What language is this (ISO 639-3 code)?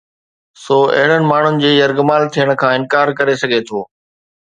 snd